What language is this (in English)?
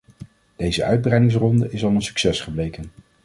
Dutch